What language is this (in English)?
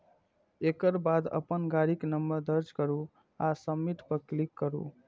Maithili